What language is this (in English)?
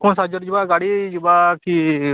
Odia